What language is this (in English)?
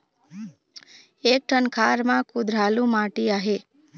Chhattisgarhi